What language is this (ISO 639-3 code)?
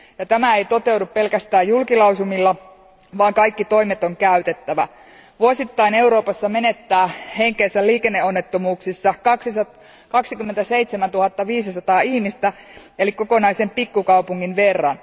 fin